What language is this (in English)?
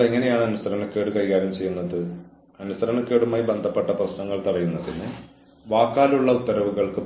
Malayalam